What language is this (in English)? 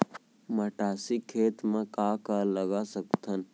Chhattisgarhi